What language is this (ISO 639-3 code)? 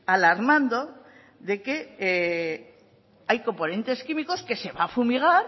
spa